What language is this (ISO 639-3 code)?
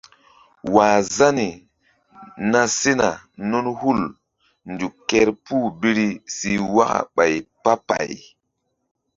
mdd